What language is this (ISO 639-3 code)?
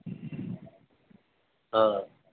urd